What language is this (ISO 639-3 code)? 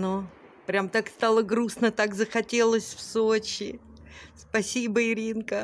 rus